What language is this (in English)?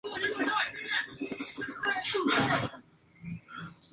Spanish